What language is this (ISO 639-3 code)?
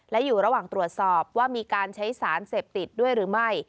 tha